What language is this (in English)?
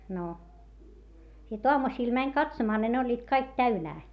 Finnish